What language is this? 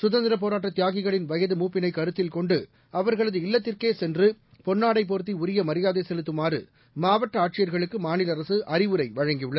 Tamil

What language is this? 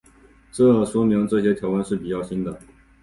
Chinese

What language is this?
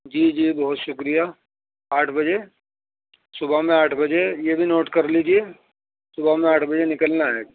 Urdu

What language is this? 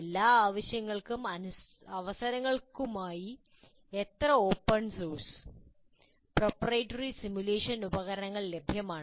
Malayalam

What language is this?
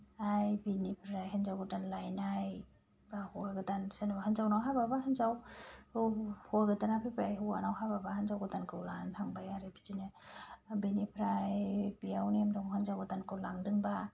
Bodo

